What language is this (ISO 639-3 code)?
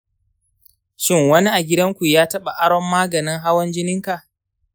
hau